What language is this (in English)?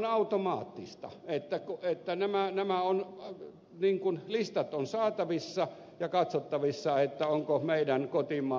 Finnish